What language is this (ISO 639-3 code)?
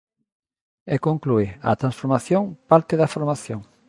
glg